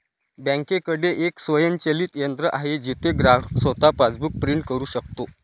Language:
Marathi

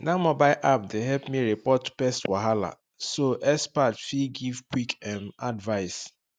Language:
Nigerian Pidgin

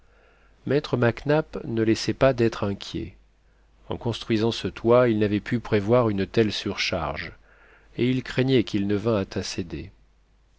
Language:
French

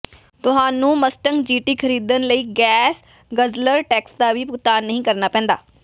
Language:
Punjabi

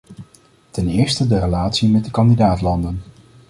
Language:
Dutch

